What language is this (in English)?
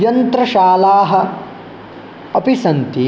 Sanskrit